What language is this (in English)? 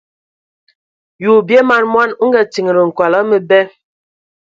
Ewondo